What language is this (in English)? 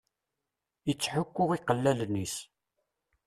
Kabyle